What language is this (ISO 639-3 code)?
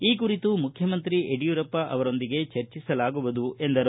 kan